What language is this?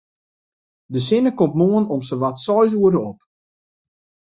Western Frisian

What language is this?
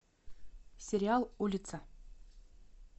Russian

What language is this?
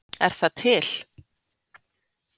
Icelandic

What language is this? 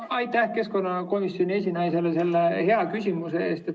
Estonian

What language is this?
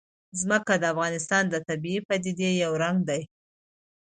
Pashto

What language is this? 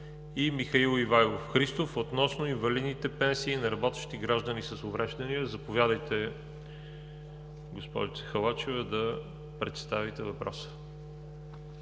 Bulgarian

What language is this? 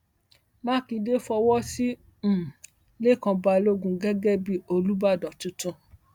Yoruba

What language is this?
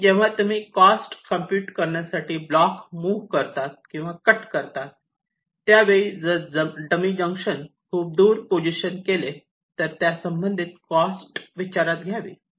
Marathi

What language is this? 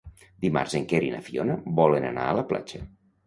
Catalan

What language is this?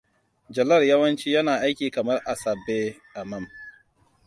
Hausa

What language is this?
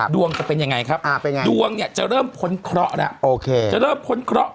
Thai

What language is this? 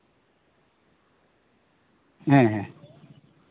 Santali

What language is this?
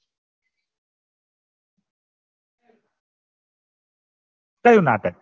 Gujarati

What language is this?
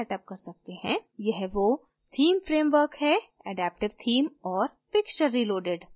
Hindi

